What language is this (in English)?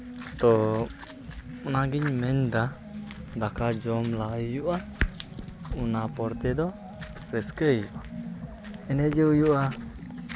Santali